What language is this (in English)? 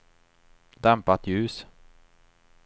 Swedish